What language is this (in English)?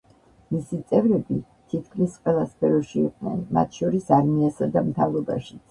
Georgian